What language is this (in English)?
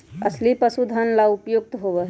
Magahi